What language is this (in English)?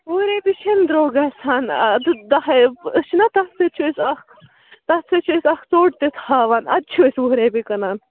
Kashmiri